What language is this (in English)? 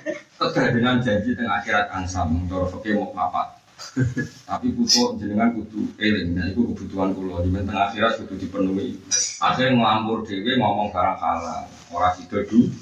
Indonesian